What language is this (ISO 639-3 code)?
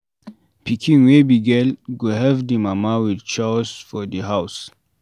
pcm